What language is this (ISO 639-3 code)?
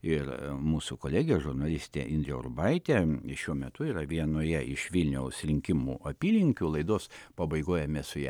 lit